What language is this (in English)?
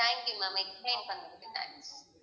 Tamil